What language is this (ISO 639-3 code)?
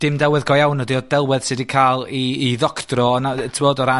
cym